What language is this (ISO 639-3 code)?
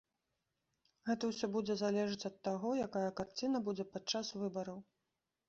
bel